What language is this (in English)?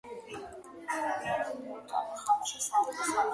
Georgian